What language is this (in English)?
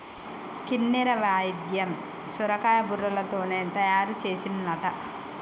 Telugu